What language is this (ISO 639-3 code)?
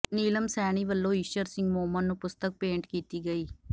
pan